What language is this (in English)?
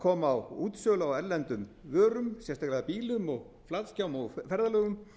Icelandic